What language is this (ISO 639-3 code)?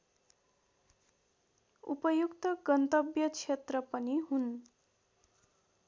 nep